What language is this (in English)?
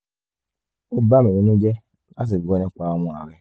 Yoruba